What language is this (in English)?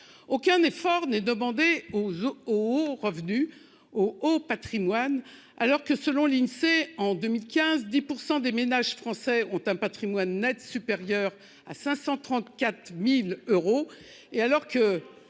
French